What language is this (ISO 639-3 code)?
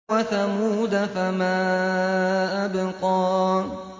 ara